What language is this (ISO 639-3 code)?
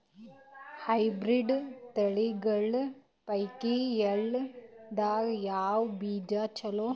kan